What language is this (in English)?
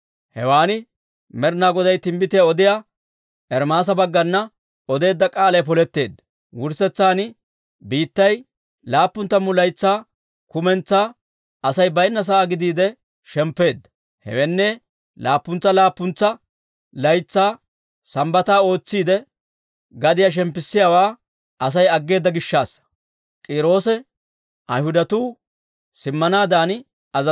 Dawro